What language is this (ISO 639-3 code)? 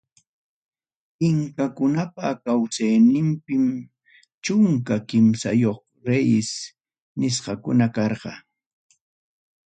quy